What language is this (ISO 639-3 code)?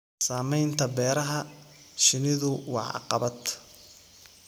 som